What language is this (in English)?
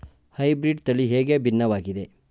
Kannada